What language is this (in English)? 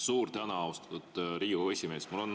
Estonian